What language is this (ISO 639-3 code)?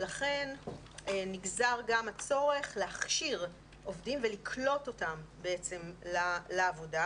heb